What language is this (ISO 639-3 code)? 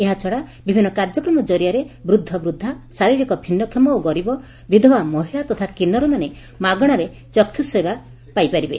ori